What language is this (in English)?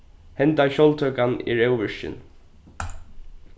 Faroese